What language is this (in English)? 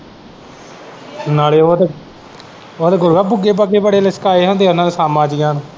Punjabi